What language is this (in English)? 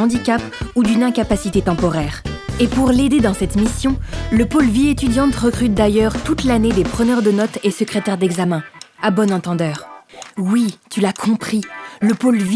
French